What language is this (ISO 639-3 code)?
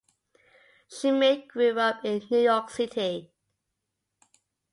eng